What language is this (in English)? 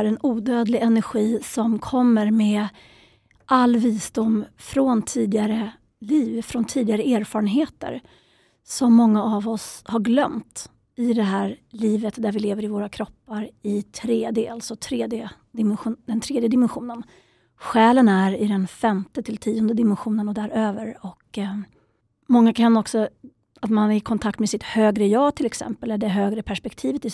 Swedish